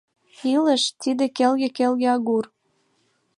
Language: Mari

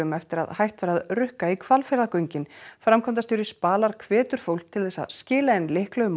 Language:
Icelandic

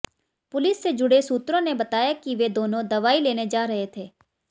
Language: Hindi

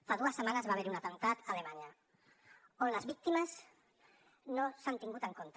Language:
Catalan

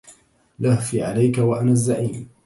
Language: Arabic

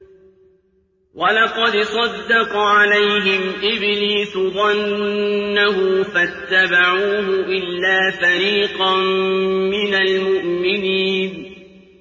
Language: Arabic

